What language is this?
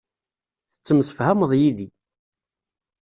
Kabyle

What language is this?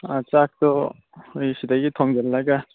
Manipuri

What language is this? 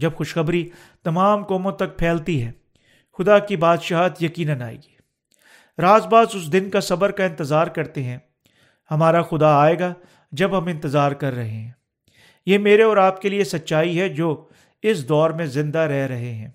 Urdu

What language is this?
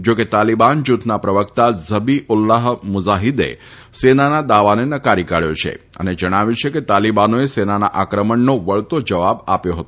Gujarati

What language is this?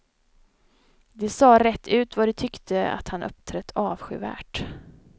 Swedish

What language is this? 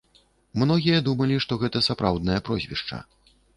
Belarusian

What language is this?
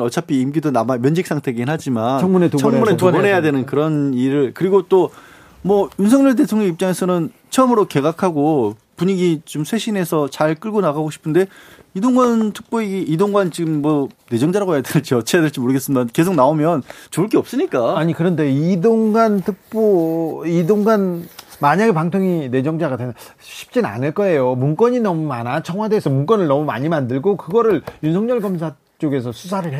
Korean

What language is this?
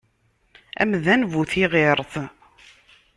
Kabyle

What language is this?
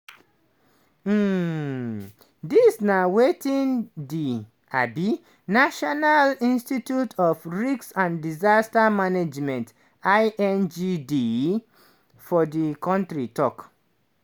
Nigerian Pidgin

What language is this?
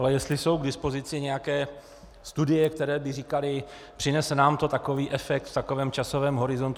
Czech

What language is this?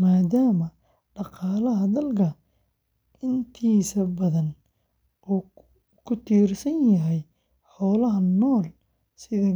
Somali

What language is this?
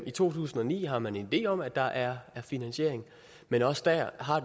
Danish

